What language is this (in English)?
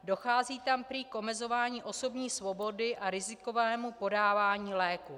Czech